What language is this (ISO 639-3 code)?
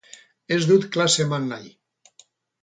eus